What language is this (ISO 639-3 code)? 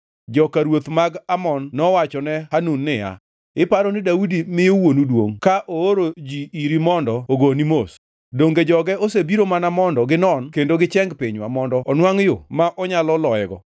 luo